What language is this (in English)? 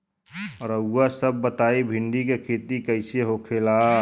Bhojpuri